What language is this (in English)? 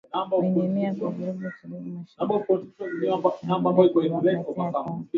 Swahili